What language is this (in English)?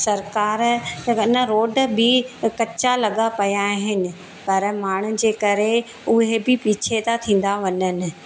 Sindhi